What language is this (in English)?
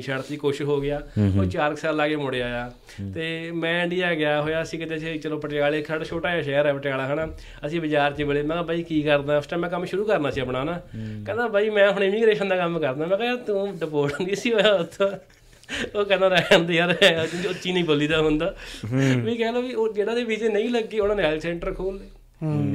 Punjabi